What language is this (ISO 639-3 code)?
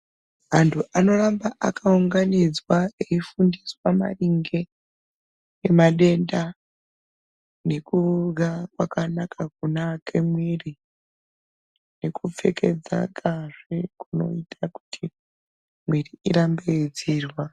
ndc